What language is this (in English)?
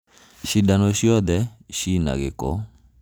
Kikuyu